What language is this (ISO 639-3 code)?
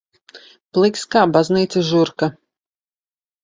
lav